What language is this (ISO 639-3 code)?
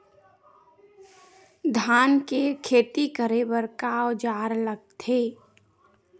hne